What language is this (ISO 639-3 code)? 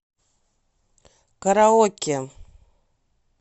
rus